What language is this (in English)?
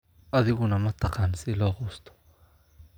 Somali